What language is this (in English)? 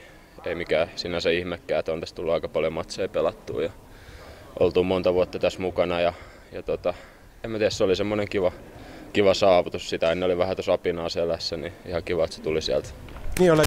Finnish